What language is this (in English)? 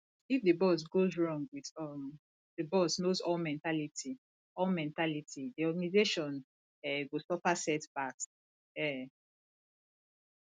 Nigerian Pidgin